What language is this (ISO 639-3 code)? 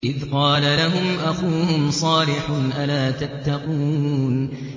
ara